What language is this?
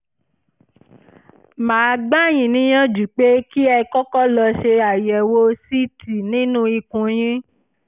Yoruba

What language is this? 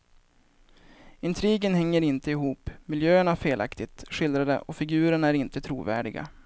Swedish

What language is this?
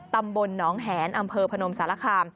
Thai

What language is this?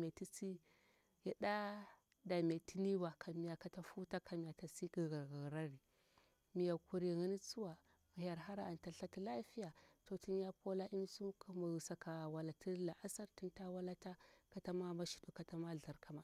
Bura-Pabir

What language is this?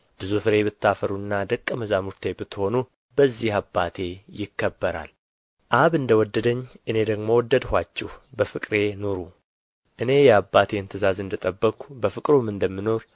Amharic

